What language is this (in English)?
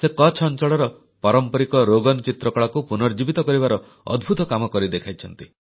Odia